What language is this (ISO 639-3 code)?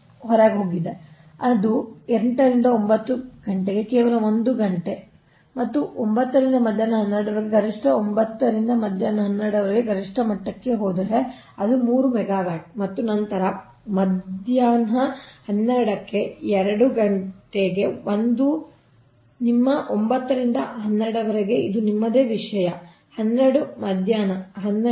kan